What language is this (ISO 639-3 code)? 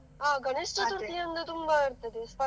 kan